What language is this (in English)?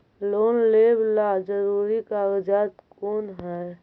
Magahi